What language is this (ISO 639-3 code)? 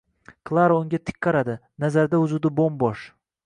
uzb